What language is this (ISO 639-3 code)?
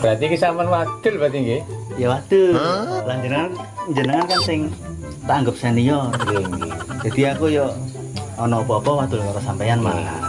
ind